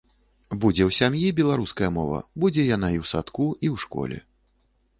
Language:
Belarusian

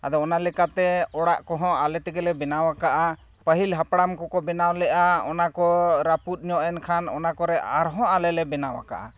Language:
Santali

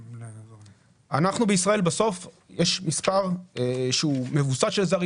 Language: Hebrew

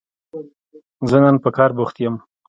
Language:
Pashto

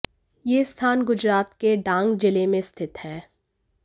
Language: Hindi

